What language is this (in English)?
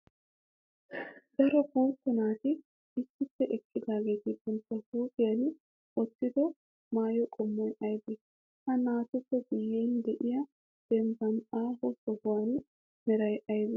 Wolaytta